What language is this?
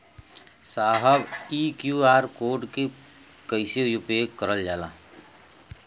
Bhojpuri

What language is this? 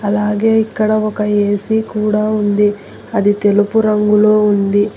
Telugu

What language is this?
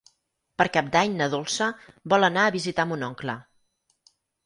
Catalan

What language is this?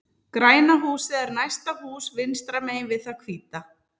Icelandic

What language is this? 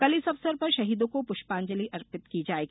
Hindi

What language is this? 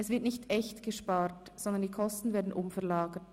Swiss German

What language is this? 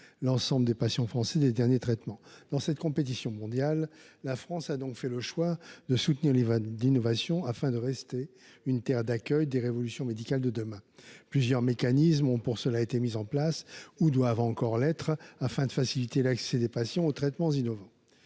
French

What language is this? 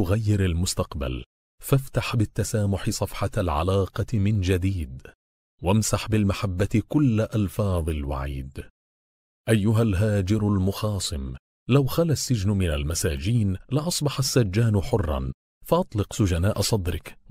Arabic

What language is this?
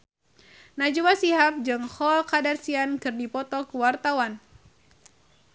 Sundanese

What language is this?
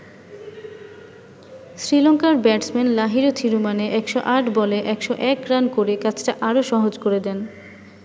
Bangla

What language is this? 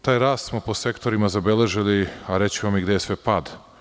Serbian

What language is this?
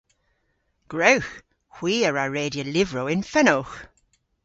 Cornish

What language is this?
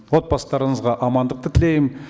Kazakh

